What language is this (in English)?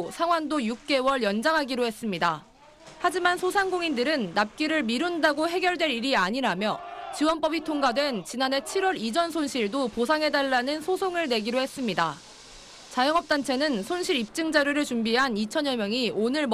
Korean